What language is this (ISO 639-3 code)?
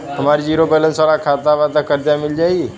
bho